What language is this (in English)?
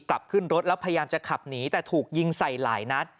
Thai